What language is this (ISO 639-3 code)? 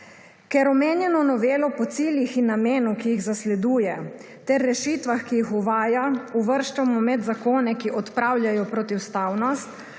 slv